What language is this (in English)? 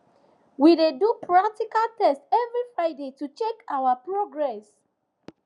Nigerian Pidgin